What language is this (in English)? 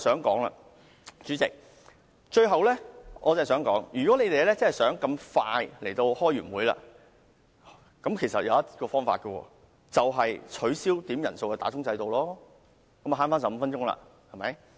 Cantonese